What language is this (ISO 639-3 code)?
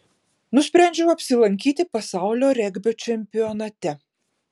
lit